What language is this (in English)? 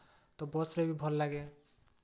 Odia